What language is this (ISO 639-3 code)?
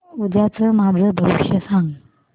mar